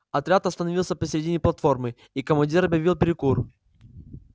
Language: Russian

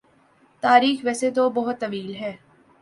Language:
Urdu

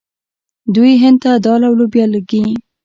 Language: Pashto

